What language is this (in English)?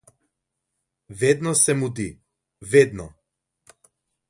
Slovenian